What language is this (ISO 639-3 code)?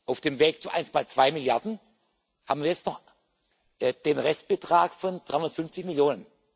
deu